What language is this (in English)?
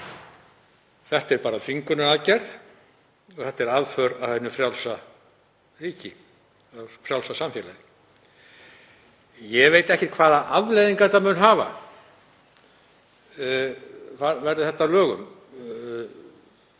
Icelandic